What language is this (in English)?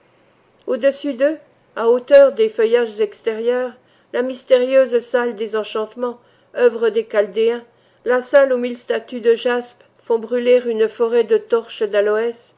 French